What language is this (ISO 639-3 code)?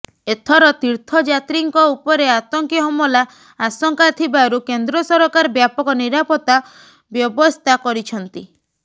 ori